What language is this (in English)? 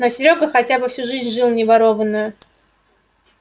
Russian